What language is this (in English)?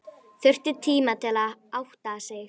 Icelandic